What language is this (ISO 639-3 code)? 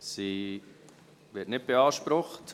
gsw